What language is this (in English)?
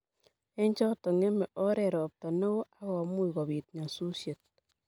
Kalenjin